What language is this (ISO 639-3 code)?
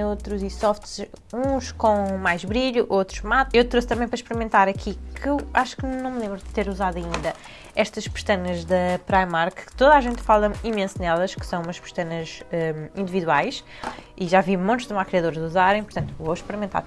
por